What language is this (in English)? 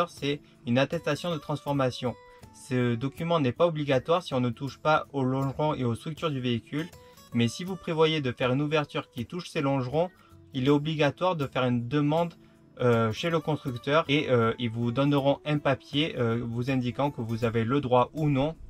French